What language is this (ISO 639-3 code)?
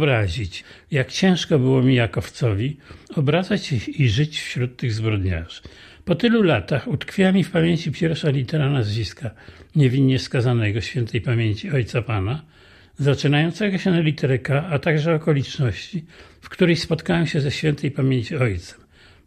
pol